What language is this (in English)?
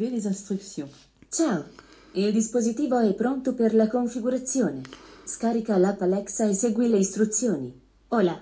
German